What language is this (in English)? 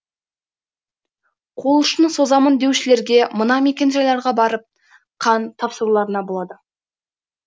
Kazakh